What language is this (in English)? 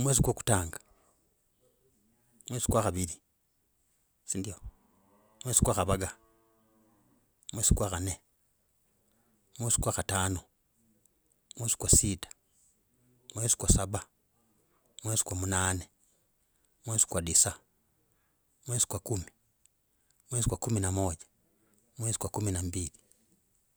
Logooli